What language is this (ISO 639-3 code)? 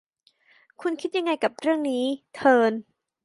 tha